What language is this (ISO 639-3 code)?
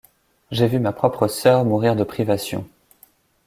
fra